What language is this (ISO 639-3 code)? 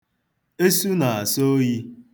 ibo